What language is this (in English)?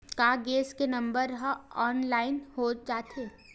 Chhattisgarhi